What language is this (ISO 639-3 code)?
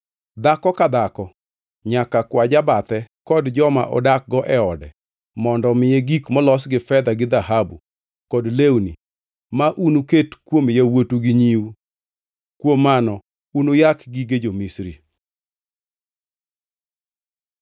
luo